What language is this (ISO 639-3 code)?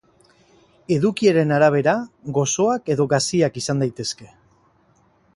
eus